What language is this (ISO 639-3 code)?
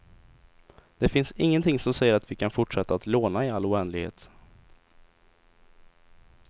swe